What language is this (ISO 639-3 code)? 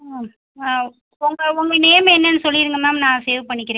tam